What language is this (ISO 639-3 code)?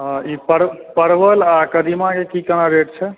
mai